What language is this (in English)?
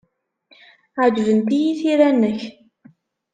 Kabyle